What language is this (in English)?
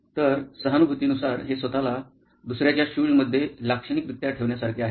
Marathi